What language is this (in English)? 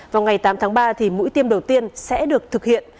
Vietnamese